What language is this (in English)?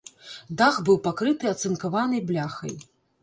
Belarusian